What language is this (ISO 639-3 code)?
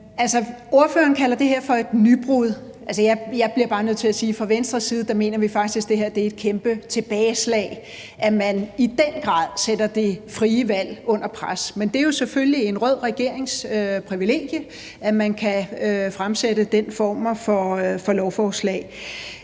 dan